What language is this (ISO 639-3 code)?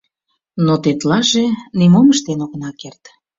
chm